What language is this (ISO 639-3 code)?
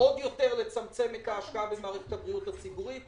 heb